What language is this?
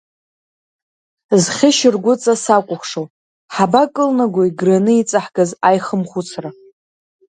Abkhazian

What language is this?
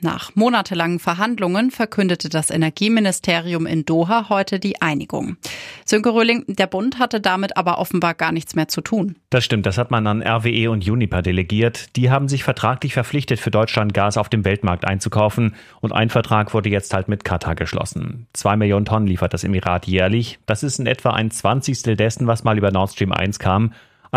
German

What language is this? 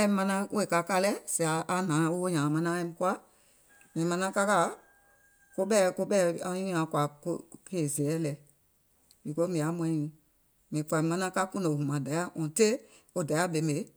Gola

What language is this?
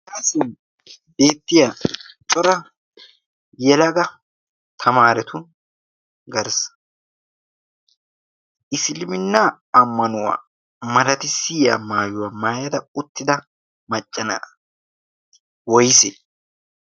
Wolaytta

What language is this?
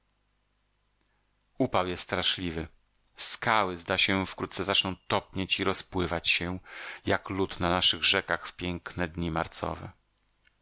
Polish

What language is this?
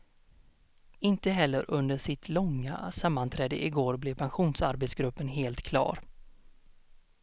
Swedish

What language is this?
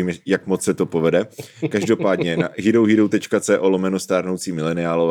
Czech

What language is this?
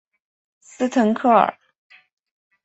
Chinese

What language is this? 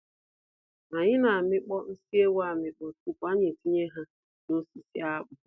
Igbo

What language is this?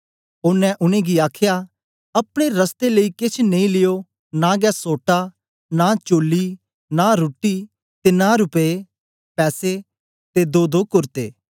Dogri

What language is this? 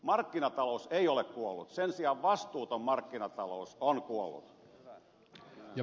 Finnish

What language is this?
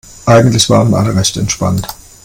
German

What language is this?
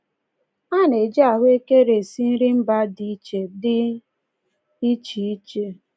Igbo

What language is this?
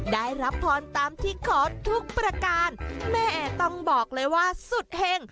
Thai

